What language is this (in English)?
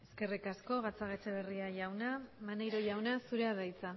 Basque